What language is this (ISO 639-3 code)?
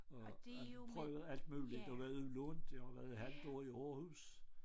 dan